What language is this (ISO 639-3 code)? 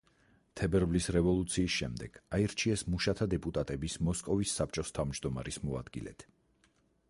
kat